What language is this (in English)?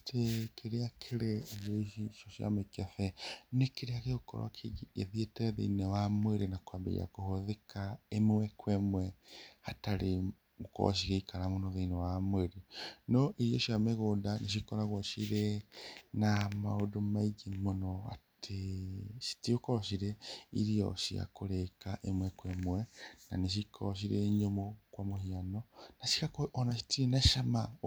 Kikuyu